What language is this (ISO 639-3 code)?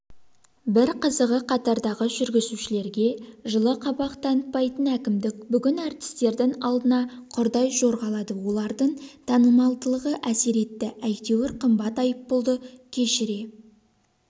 kaz